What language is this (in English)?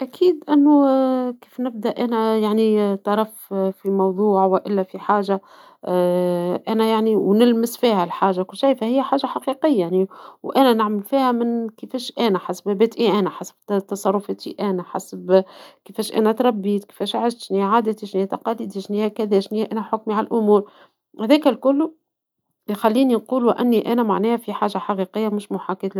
Tunisian Arabic